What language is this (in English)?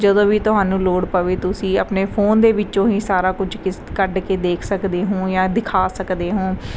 Punjabi